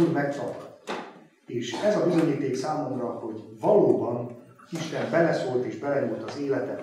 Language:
Hungarian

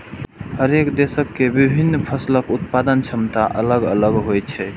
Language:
Maithili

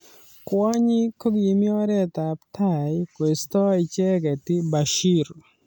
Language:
Kalenjin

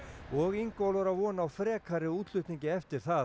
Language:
Icelandic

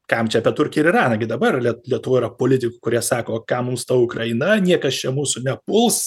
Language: Lithuanian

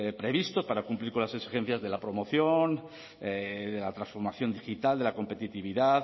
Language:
Spanish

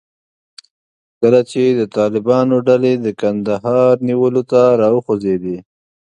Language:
Pashto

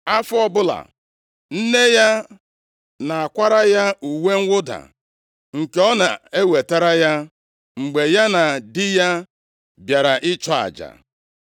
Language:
Igbo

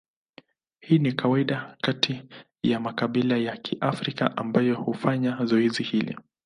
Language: Swahili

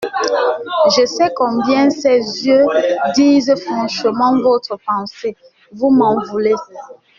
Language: French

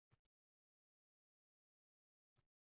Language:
Uzbek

